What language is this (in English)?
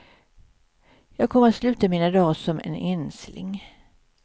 Swedish